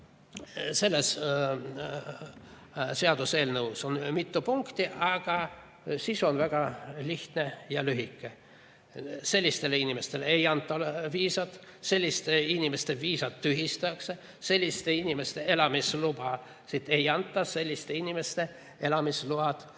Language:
Estonian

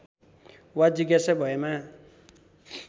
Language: Nepali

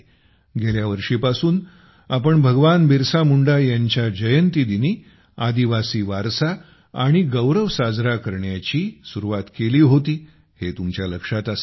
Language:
Marathi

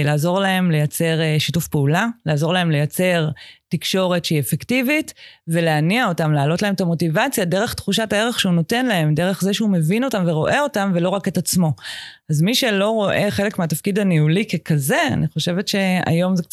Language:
Hebrew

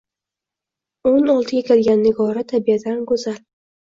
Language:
Uzbek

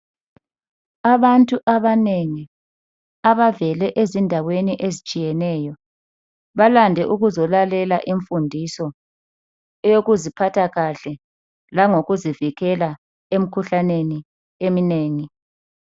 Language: North Ndebele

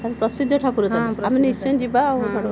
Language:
Odia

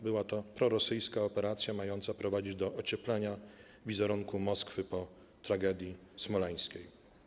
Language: Polish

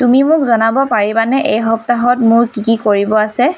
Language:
Assamese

